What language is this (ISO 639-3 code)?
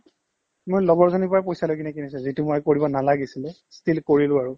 asm